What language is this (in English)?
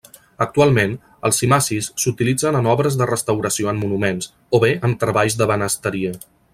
Catalan